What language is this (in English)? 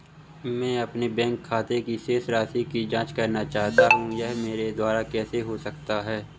Hindi